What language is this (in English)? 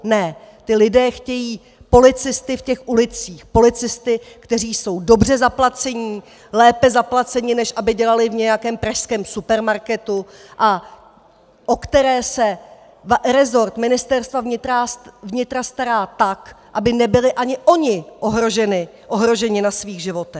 Czech